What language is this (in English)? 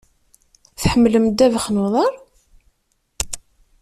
Kabyle